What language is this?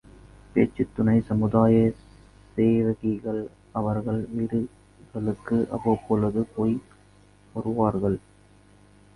Tamil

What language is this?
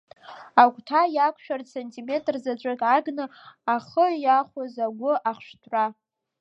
Abkhazian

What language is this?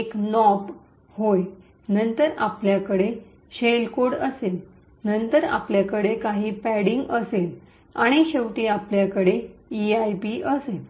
Marathi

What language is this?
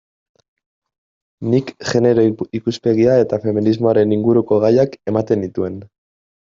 Basque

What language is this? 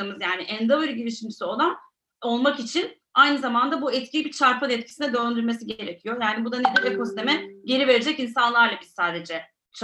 Turkish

